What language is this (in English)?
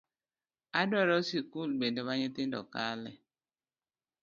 Luo (Kenya and Tanzania)